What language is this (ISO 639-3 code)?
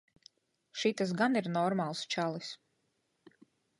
lav